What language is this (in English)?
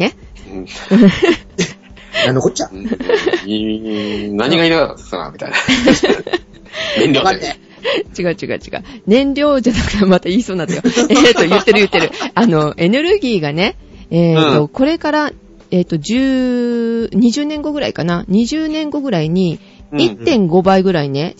Japanese